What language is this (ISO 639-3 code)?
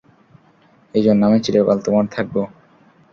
ben